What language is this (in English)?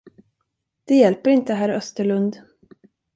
Swedish